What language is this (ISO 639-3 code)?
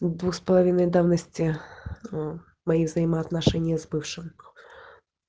rus